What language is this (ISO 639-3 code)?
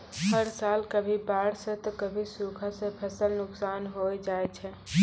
mai